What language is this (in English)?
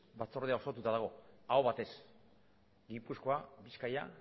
Basque